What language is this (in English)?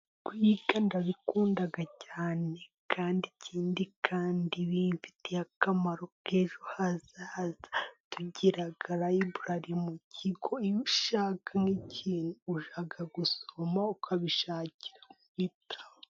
Kinyarwanda